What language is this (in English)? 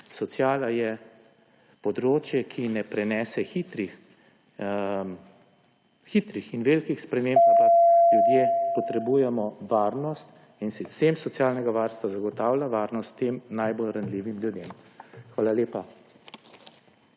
Slovenian